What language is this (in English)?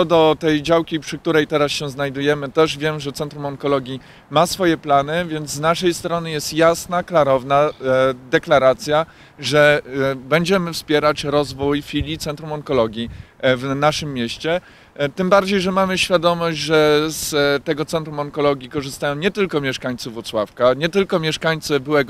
Polish